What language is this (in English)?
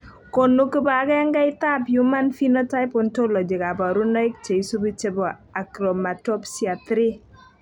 Kalenjin